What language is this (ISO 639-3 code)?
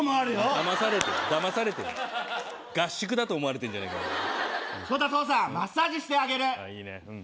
jpn